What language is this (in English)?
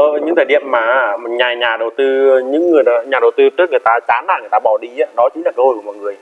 Vietnamese